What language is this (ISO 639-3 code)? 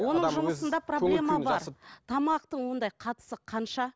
kaz